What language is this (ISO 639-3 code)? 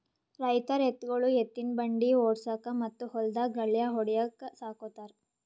kan